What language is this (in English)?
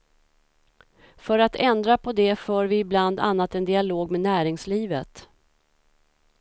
Swedish